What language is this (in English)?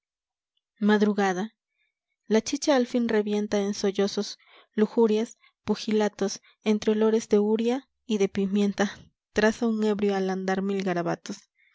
Spanish